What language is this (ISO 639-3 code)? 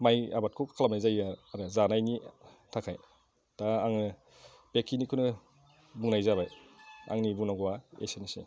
brx